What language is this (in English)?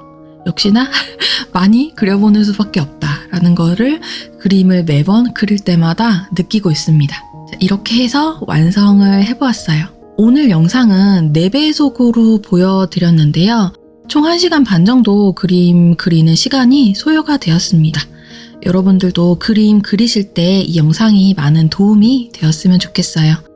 Korean